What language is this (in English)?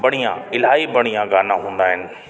Sindhi